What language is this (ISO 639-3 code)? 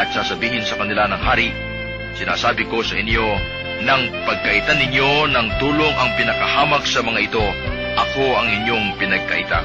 fil